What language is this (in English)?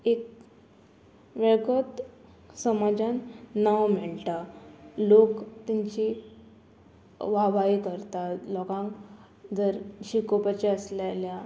Konkani